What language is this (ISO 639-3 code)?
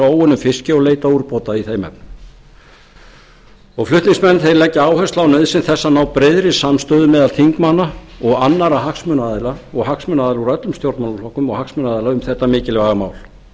isl